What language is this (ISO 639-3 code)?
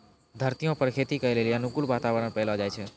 mai